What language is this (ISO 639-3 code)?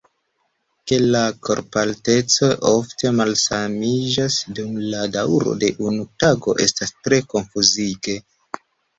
epo